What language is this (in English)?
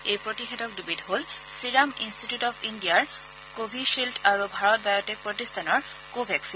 Assamese